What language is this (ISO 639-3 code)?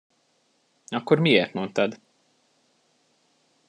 hun